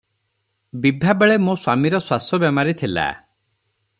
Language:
Odia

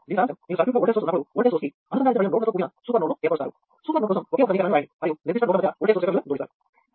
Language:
Telugu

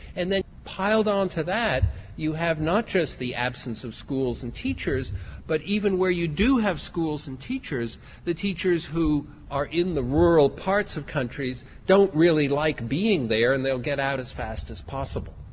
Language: English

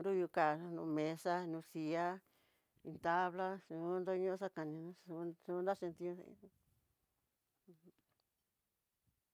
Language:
Tidaá Mixtec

